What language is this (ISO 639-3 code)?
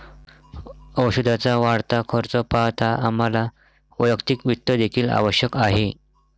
mar